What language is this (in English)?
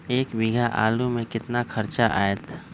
Magahi